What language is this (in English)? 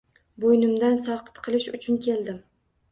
Uzbek